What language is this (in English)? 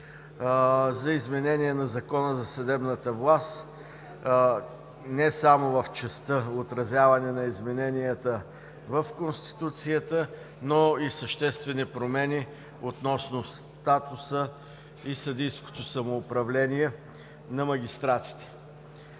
Bulgarian